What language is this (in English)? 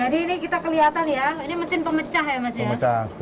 Indonesian